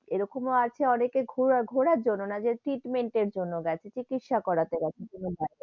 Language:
Bangla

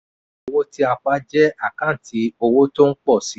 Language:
Yoruba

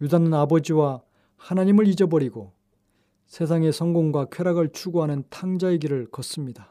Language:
Korean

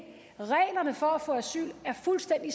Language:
Danish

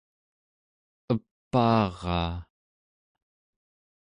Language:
Central Yupik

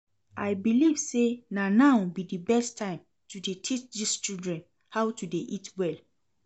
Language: Nigerian Pidgin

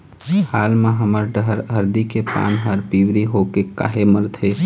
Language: Chhattisgarhi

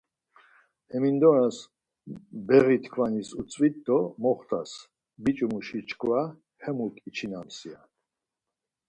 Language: Laz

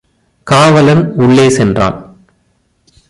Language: Tamil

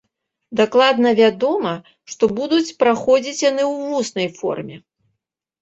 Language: Belarusian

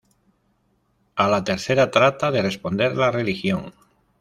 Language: Spanish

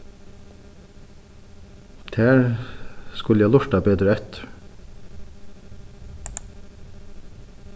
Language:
Faroese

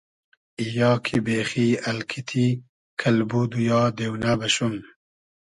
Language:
Hazaragi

